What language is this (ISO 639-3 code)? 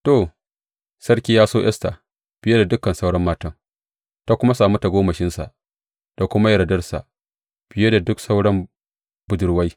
hau